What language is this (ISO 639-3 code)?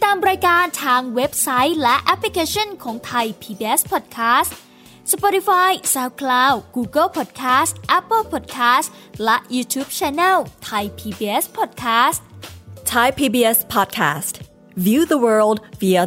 tha